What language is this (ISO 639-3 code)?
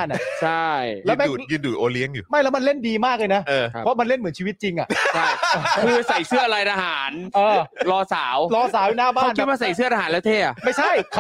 tha